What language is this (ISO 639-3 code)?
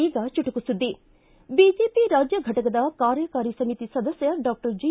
kan